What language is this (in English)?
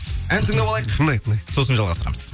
Kazakh